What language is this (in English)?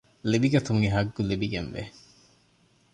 Divehi